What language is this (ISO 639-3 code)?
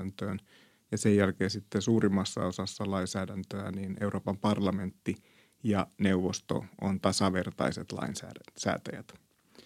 fin